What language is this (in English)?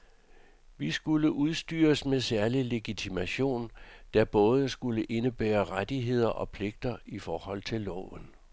Danish